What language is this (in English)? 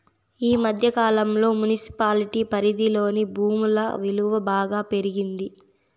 Telugu